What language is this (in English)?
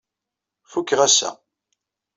Kabyle